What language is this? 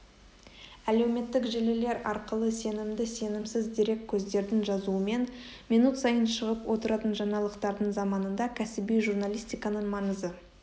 Kazakh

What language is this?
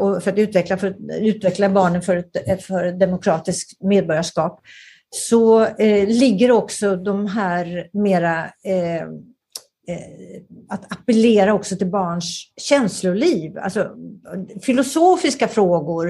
Swedish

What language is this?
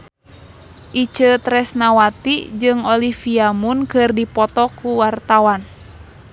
Sundanese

